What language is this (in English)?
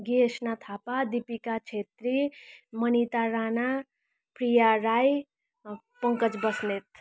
Nepali